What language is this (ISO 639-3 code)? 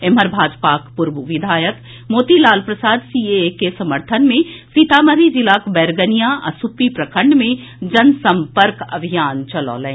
mai